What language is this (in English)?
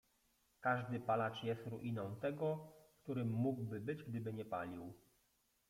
Polish